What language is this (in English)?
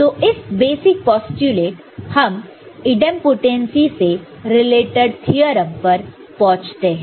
Hindi